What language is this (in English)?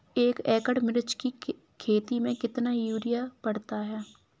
Hindi